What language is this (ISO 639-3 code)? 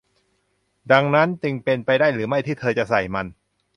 tha